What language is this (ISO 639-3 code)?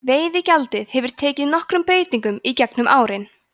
isl